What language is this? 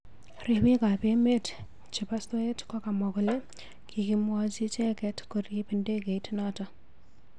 Kalenjin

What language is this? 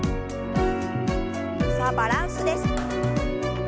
Japanese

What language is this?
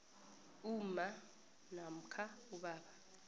South Ndebele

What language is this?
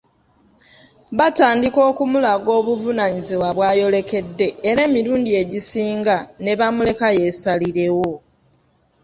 Ganda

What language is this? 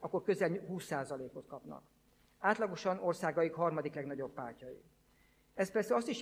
Hungarian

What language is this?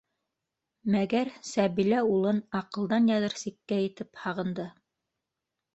Bashkir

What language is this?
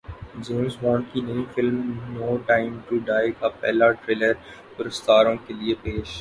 Urdu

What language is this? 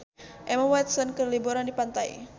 Sundanese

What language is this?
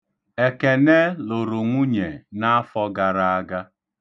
Igbo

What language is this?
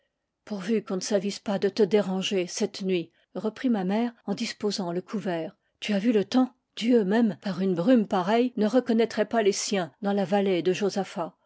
French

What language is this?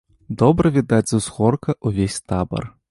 Belarusian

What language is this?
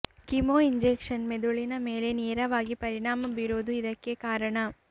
Kannada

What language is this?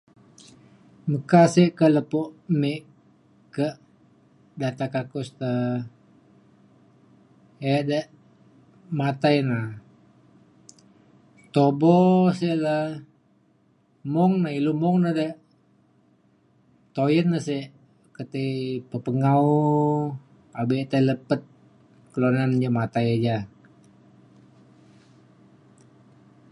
Mainstream Kenyah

